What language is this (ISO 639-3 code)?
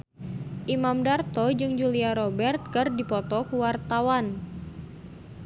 sun